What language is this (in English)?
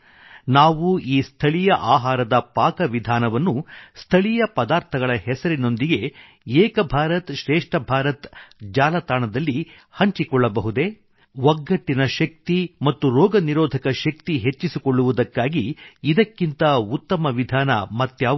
Kannada